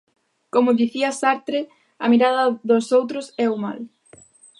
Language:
Galician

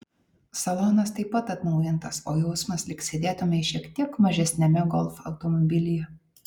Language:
Lithuanian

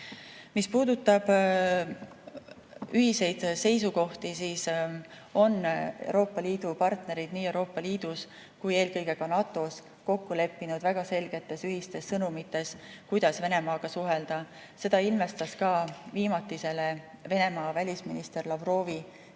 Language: Estonian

